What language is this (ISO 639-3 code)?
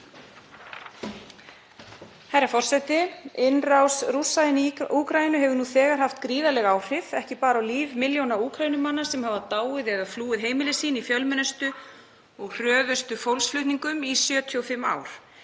isl